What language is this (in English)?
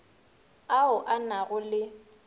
Northern Sotho